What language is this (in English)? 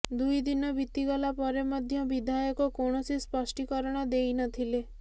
Odia